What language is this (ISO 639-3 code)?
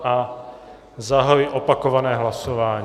ces